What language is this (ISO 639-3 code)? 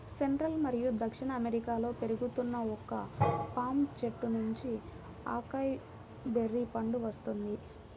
tel